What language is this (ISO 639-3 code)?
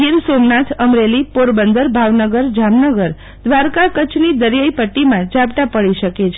guj